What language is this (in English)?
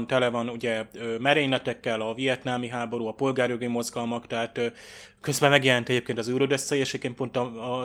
Hungarian